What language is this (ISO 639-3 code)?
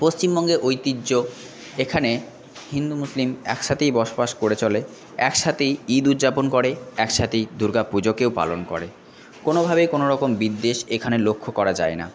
ben